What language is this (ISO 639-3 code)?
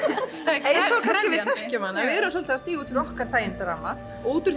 isl